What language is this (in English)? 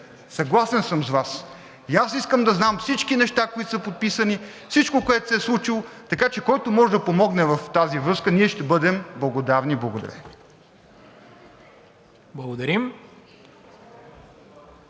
Bulgarian